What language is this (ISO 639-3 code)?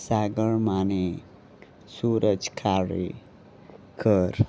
kok